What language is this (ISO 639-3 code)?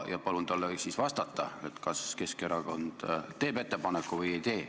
est